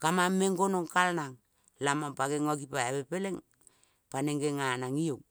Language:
Kol (Papua New Guinea)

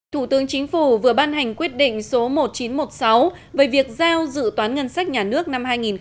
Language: Vietnamese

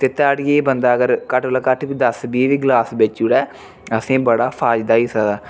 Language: Dogri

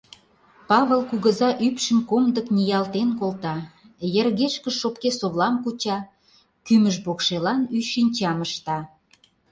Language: Mari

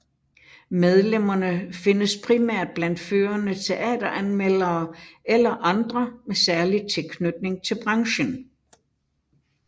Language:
Danish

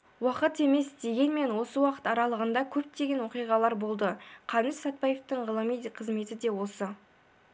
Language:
Kazakh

